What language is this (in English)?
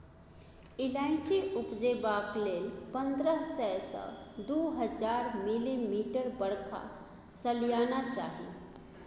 Maithili